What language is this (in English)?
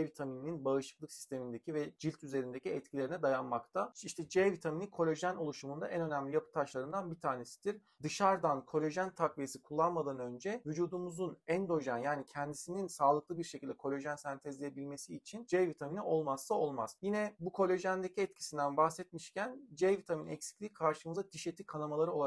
Turkish